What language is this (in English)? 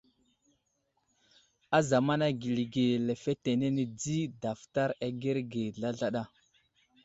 Wuzlam